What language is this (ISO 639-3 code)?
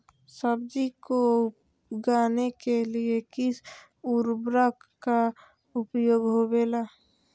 mag